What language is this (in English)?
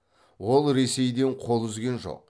Kazakh